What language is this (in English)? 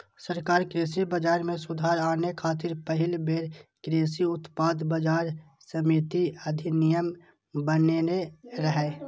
Maithili